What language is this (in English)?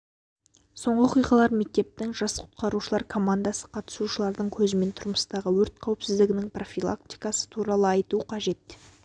Kazakh